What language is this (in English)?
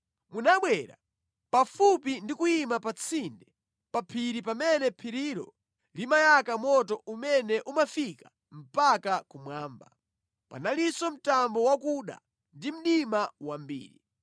Nyanja